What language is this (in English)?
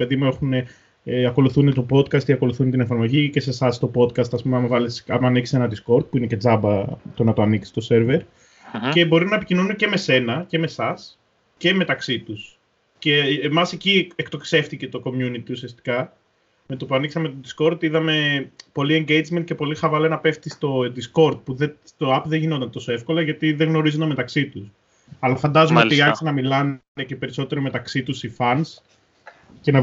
Greek